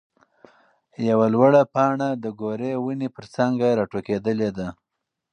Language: Pashto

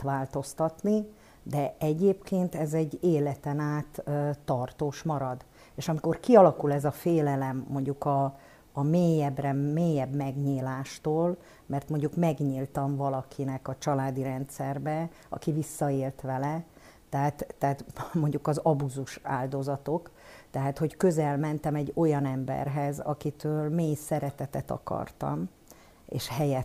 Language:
Hungarian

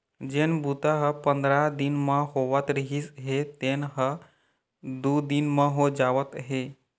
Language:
Chhattisgarhi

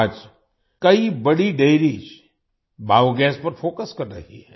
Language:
Hindi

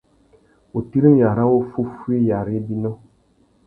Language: Tuki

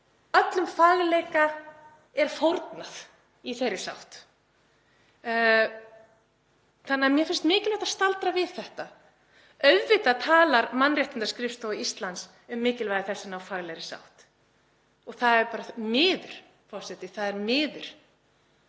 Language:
Icelandic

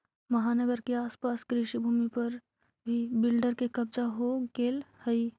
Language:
Magahi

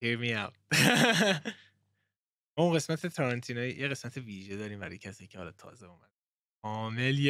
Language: Persian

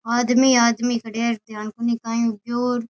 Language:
Rajasthani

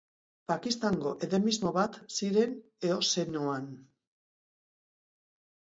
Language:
Basque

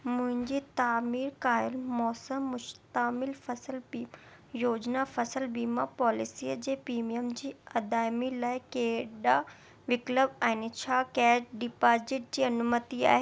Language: Sindhi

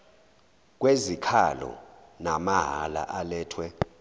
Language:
Zulu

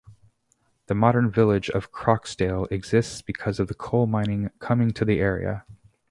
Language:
English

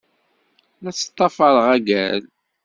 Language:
Kabyle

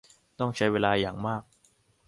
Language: Thai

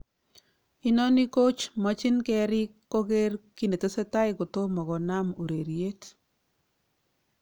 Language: Kalenjin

